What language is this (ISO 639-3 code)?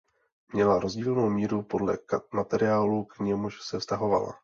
ces